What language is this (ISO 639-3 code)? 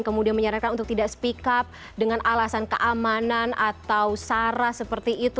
ind